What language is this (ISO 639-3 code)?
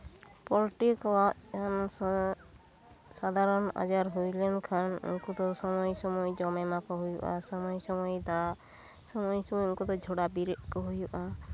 sat